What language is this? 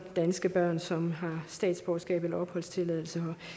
Danish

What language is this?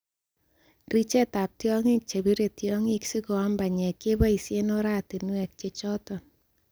Kalenjin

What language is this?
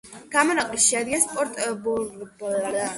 Georgian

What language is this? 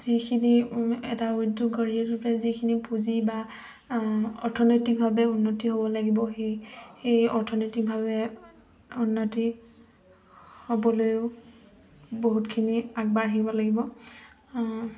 Assamese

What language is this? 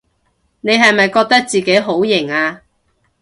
Cantonese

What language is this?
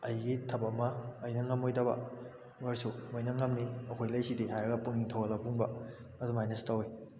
Manipuri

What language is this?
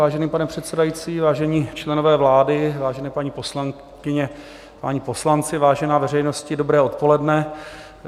Czech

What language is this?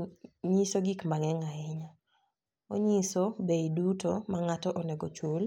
Luo (Kenya and Tanzania)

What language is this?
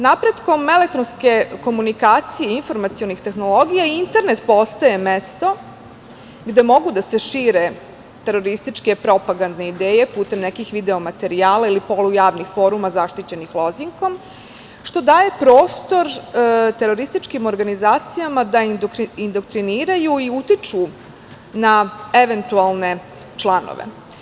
Serbian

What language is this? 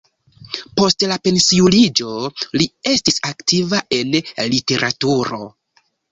Esperanto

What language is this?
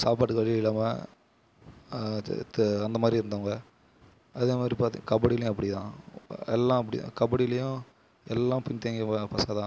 Tamil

